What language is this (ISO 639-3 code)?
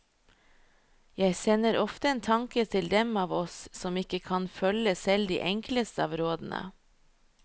nor